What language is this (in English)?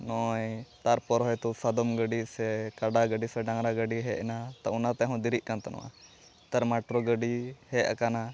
Santali